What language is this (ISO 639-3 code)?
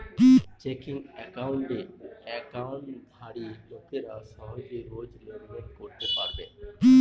ben